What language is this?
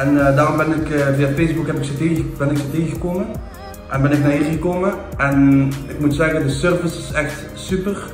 Dutch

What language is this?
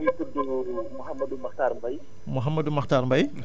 Wolof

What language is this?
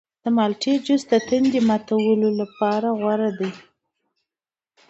Pashto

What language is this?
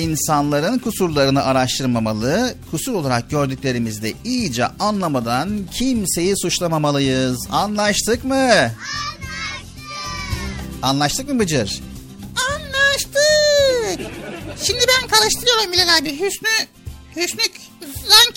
Turkish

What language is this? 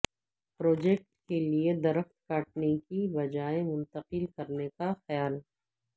Urdu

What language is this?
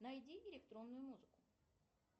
Russian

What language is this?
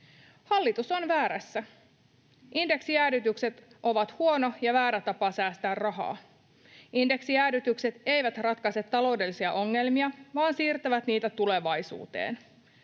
Finnish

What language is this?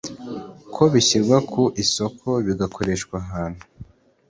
Kinyarwanda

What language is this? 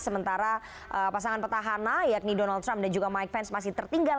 Indonesian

